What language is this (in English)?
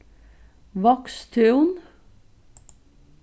Faroese